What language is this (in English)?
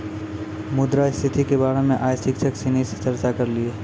Maithili